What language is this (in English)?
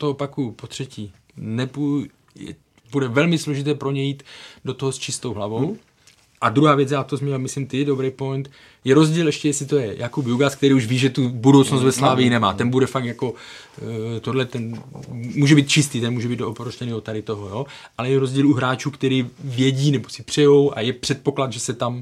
Czech